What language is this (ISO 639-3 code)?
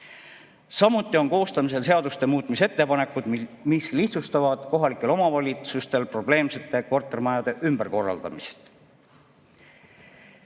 est